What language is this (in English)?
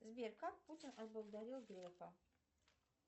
Russian